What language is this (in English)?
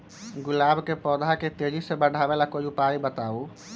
Magahi